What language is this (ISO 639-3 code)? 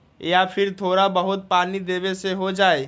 mag